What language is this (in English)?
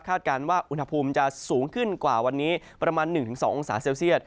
Thai